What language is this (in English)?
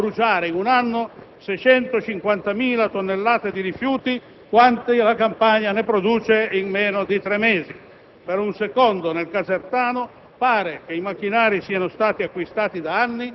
Italian